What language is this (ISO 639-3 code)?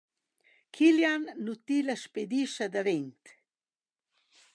roh